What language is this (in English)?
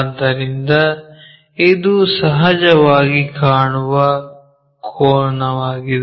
Kannada